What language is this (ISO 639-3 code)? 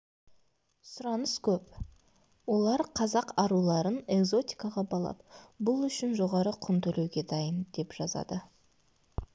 kaz